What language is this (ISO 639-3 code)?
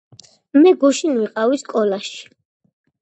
kat